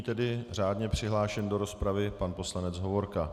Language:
Czech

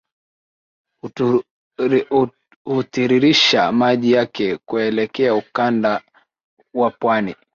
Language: Swahili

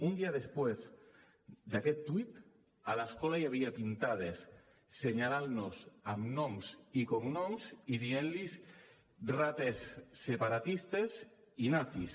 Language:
Catalan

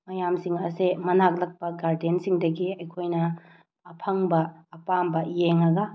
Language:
Manipuri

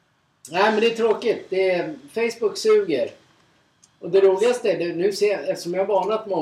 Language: Swedish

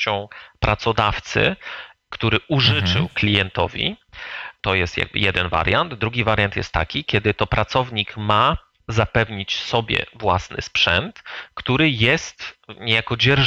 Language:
Polish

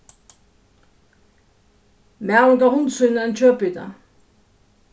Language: Faroese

